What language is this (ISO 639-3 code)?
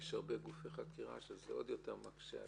heb